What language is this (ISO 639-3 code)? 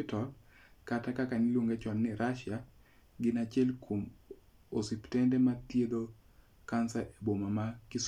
luo